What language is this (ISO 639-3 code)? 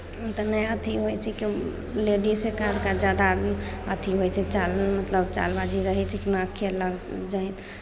mai